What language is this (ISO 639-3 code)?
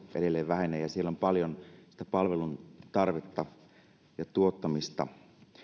fin